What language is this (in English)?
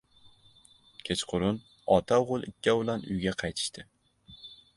Uzbek